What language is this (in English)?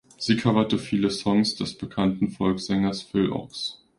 German